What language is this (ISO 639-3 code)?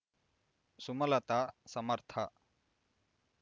kan